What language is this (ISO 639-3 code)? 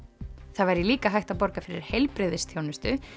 isl